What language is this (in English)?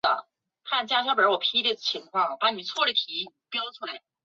Chinese